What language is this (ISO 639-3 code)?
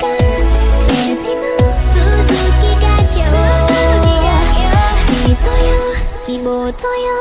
ind